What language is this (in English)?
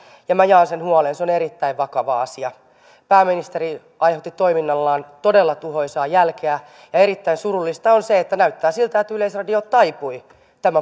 Finnish